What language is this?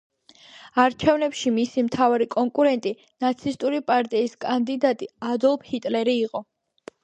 Georgian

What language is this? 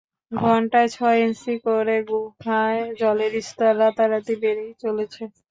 Bangla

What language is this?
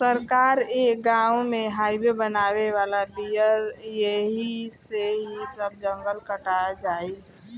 Bhojpuri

